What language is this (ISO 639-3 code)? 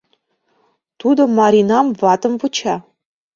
chm